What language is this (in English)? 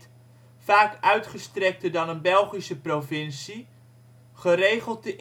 Dutch